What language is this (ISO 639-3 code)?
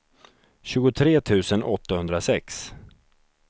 swe